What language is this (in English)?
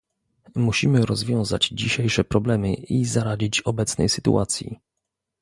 Polish